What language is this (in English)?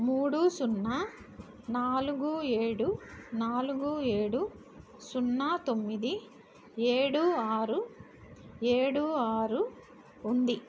Telugu